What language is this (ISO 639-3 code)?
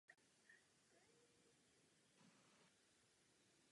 ces